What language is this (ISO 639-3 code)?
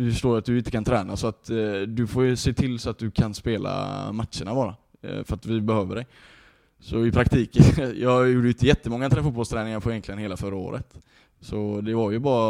swe